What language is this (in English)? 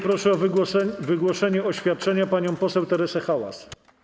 Polish